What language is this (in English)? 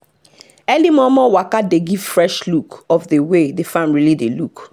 Nigerian Pidgin